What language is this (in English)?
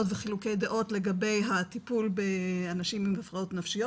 Hebrew